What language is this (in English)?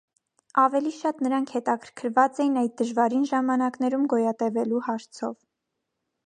Armenian